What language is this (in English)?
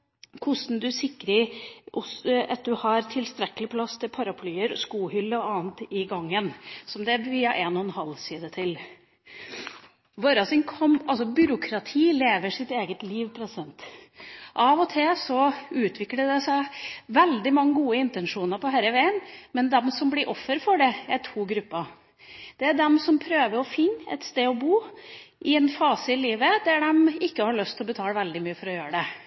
Norwegian Bokmål